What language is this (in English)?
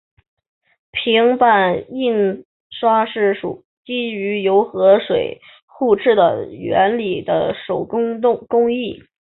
Chinese